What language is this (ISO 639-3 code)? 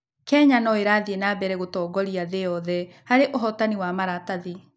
kik